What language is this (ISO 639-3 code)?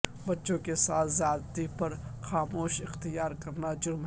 urd